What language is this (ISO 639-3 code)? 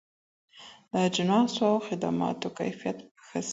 pus